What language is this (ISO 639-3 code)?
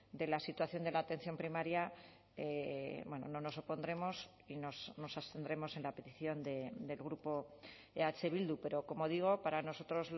spa